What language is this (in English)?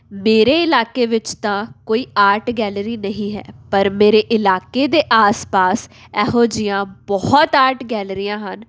Punjabi